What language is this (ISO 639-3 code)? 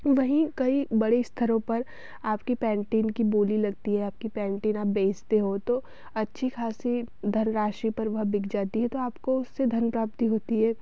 hin